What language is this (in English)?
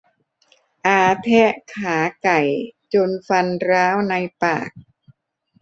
Thai